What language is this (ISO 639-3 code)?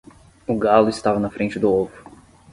por